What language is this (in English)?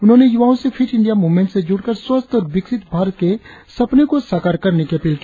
Hindi